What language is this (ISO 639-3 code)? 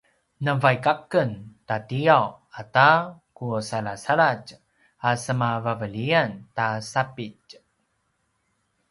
pwn